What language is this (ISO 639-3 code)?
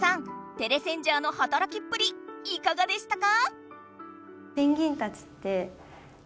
jpn